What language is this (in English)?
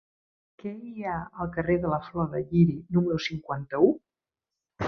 Catalan